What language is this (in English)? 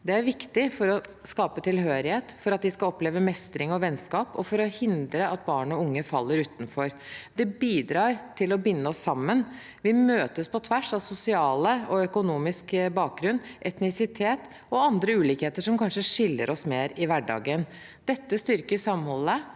Norwegian